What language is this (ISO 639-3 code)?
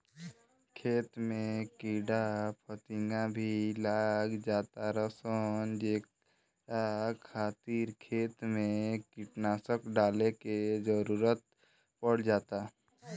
bho